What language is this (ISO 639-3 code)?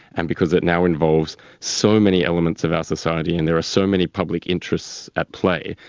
eng